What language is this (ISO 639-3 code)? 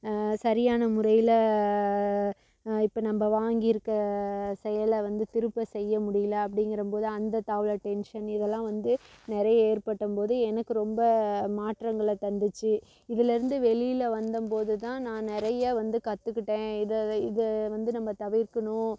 tam